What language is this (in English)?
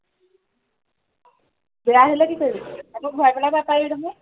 Assamese